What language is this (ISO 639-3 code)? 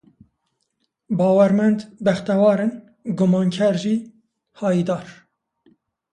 kur